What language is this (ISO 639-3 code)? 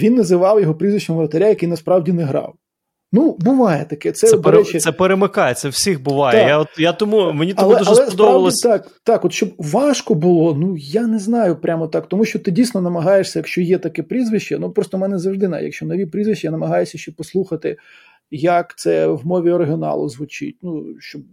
ukr